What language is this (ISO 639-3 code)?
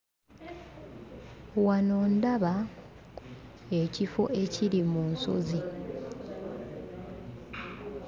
lug